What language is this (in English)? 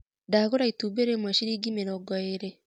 Kikuyu